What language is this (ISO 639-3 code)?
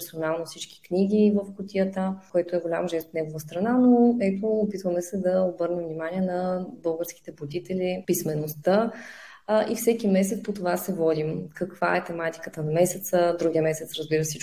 bul